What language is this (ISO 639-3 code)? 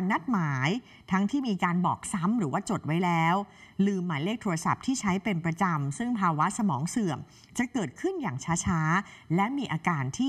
tha